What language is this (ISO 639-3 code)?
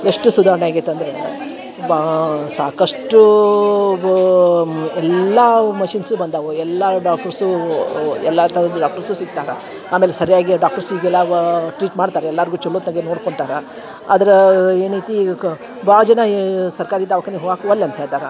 kan